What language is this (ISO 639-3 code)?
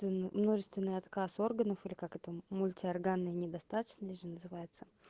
rus